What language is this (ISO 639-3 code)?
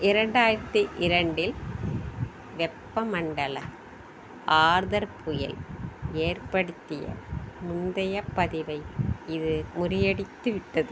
tam